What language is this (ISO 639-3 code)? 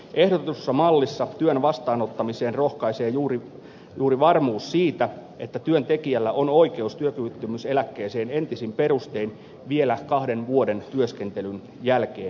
fin